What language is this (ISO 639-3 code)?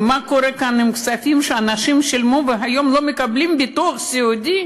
heb